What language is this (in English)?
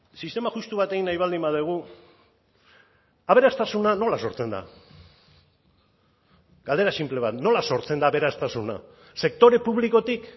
Basque